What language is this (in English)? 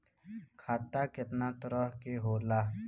Bhojpuri